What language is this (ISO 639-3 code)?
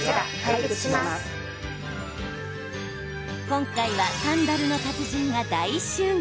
jpn